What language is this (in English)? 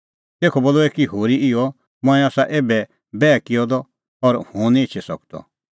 Kullu Pahari